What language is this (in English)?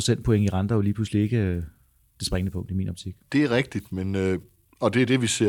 Danish